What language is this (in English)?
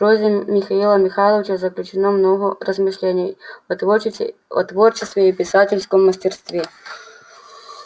Russian